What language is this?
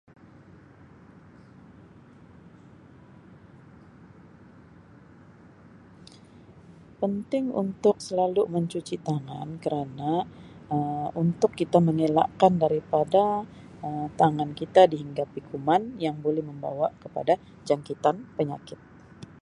Sabah Malay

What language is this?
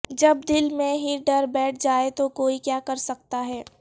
Urdu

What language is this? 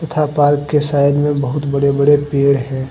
Hindi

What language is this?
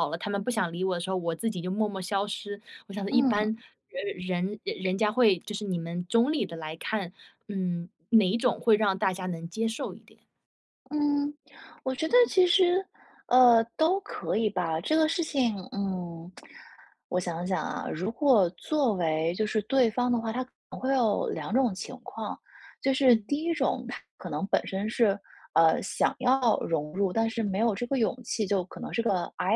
Chinese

